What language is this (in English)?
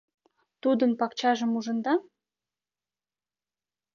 Mari